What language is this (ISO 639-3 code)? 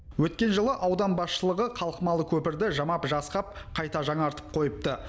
kaz